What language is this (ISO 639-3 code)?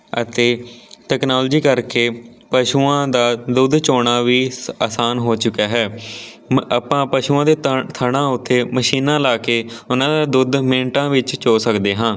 pan